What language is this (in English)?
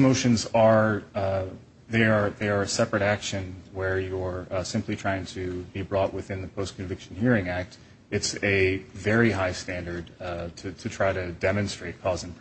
English